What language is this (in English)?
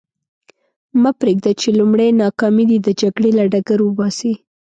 Pashto